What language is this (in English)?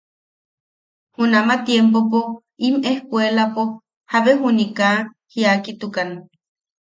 Yaqui